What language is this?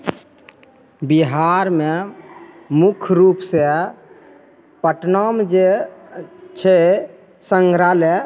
Maithili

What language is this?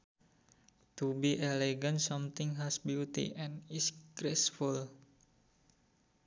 Sundanese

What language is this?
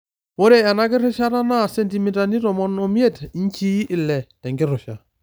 Masai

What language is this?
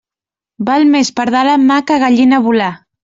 Catalan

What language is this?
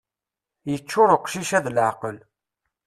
Kabyle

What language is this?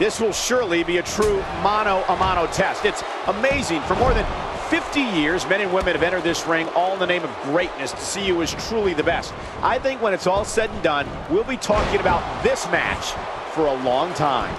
English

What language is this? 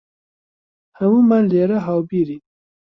Central Kurdish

